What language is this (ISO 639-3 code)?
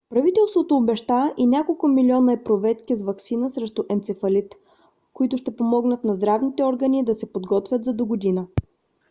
bul